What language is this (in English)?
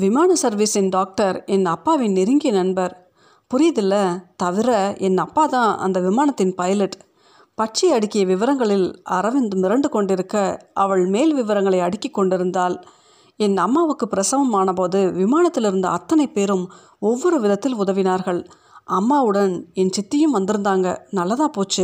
Tamil